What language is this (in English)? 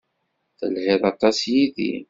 Kabyle